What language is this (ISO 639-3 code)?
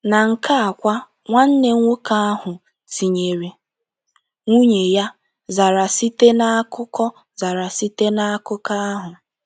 ibo